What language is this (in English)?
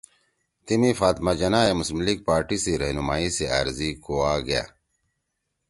Torwali